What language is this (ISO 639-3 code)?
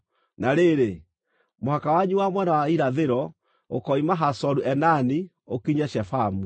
kik